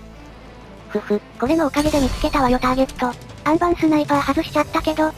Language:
Japanese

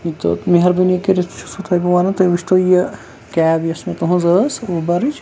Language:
Kashmiri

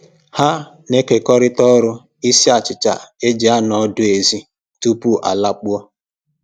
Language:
Igbo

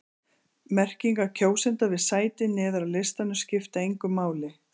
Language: Icelandic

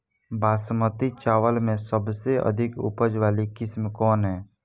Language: Bhojpuri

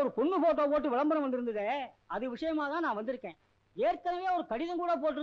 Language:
Tamil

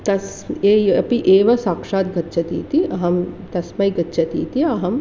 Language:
Sanskrit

